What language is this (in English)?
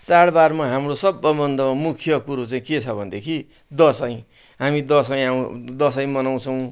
Nepali